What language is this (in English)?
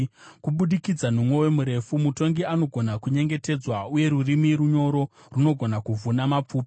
Shona